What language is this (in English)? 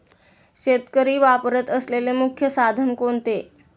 Marathi